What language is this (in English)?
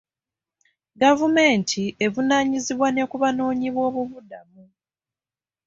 Ganda